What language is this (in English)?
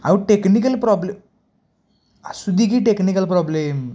Marathi